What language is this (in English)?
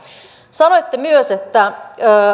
Finnish